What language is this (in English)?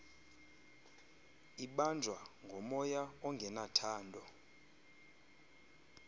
Xhosa